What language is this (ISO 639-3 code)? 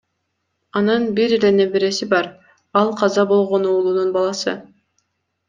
kir